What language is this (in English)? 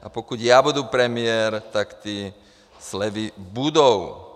Czech